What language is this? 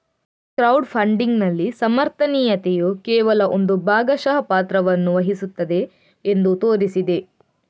Kannada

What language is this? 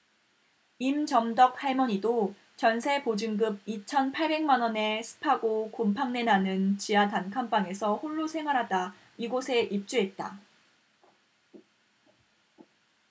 Korean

